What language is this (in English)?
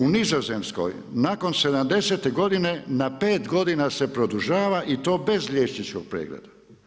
Croatian